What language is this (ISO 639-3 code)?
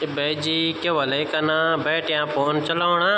gbm